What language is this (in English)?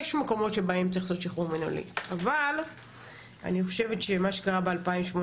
Hebrew